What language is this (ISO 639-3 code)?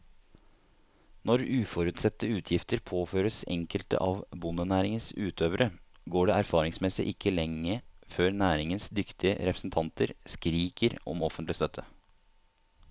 nor